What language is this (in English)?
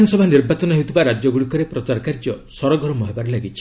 Odia